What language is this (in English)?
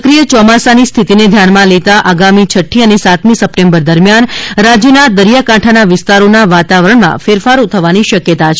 Gujarati